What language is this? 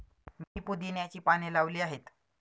Marathi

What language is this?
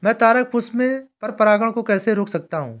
Hindi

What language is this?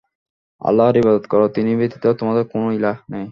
Bangla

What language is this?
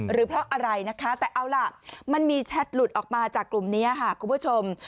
Thai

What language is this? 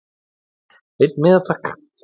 Icelandic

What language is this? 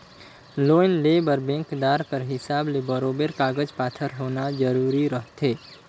Chhattisgarhi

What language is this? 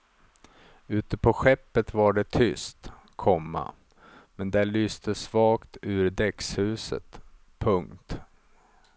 Swedish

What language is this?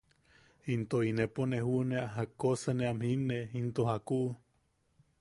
Yaqui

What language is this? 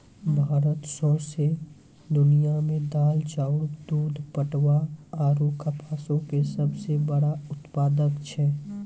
Maithili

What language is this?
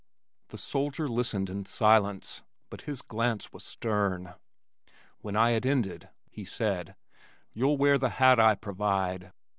English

